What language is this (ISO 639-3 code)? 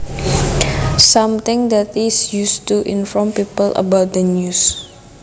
jav